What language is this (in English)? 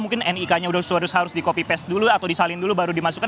Indonesian